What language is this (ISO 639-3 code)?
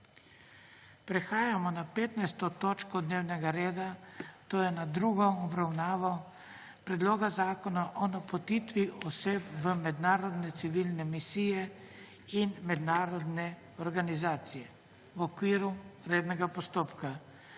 slv